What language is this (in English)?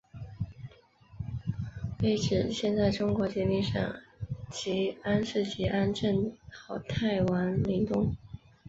Chinese